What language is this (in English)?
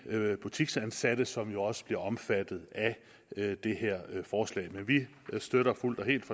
Danish